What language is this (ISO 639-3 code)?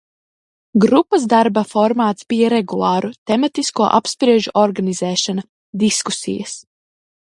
lav